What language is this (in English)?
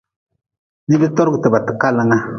Nawdm